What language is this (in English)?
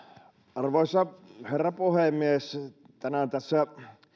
Finnish